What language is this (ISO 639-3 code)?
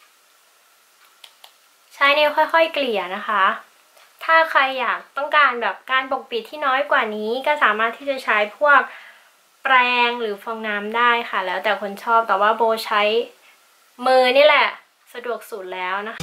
tha